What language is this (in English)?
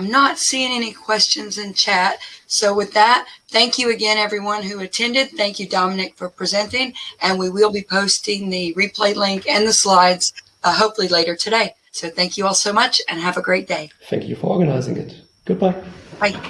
English